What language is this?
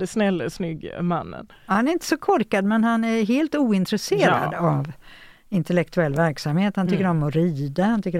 Swedish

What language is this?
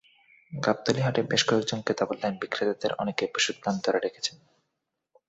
Bangla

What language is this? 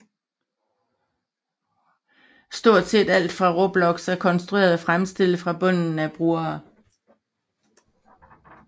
Danish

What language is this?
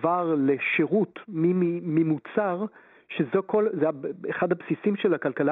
Hebrew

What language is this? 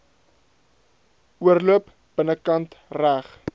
Afrikaans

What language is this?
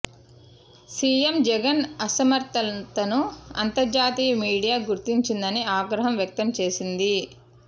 Telugu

